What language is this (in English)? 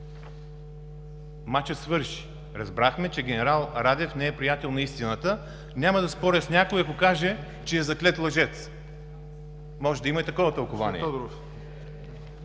Bulgarian